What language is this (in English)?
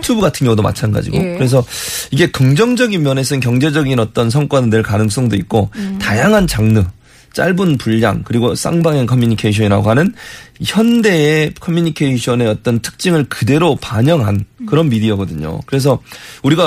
Korean